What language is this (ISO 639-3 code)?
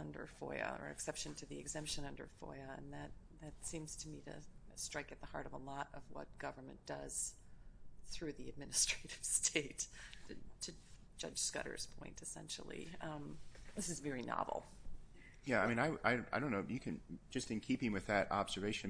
eng